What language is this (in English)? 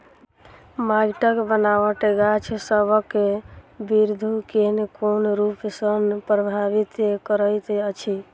Maithili